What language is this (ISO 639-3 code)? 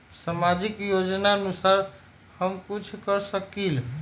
mag